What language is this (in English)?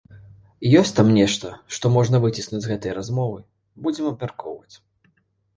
Belarusian